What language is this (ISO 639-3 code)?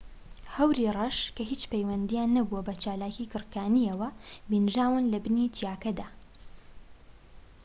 ckb